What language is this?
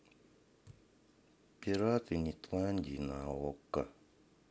Russian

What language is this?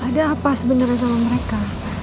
Indonesian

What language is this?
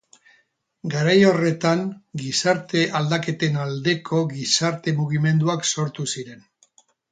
Basque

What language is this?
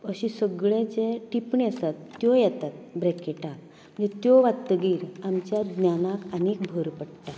Konkani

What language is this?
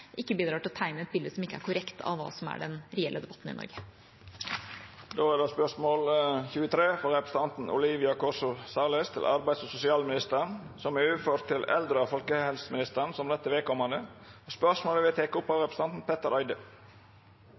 Norwegian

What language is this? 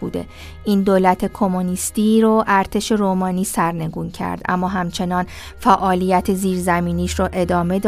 Persian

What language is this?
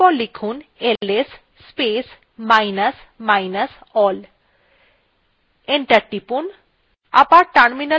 Bangla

